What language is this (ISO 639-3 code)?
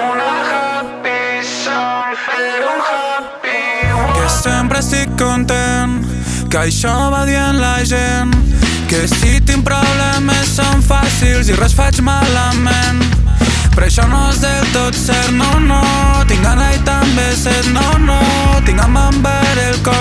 por